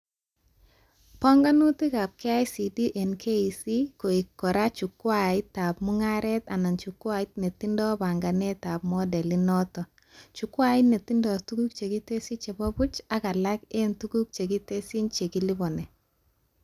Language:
Kalenjin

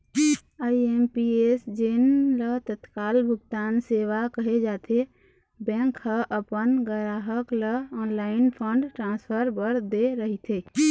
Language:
Chhattisgarhi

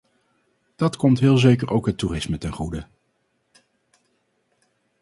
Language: Dutch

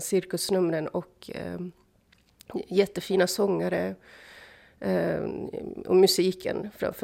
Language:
Swedish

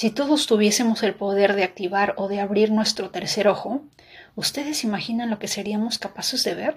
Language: Spanish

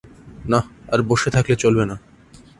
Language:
Bangla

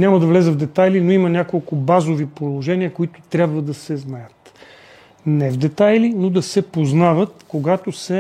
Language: Bulgarian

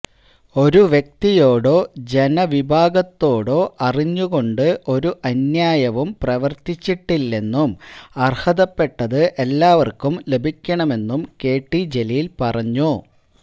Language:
Malayalam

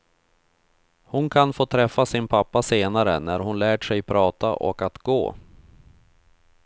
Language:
Swedish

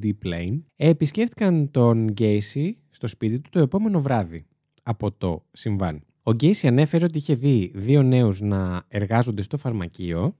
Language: Greek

